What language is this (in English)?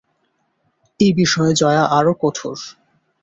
Bangla